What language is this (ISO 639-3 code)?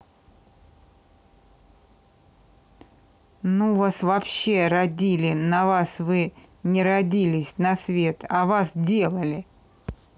rus